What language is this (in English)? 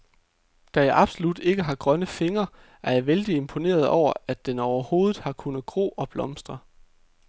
Danish